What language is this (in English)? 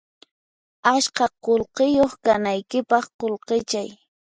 Puno Quechua